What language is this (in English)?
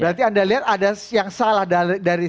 Indonesian